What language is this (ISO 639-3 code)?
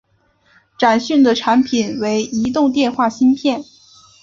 zho